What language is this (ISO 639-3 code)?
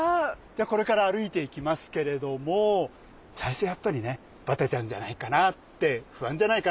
jpn